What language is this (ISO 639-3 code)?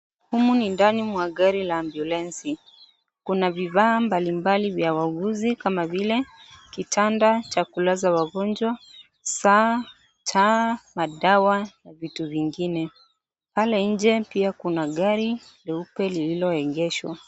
swa